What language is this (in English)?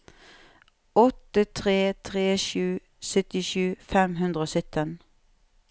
Norwegian